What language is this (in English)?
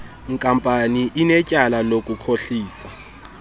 Xhosa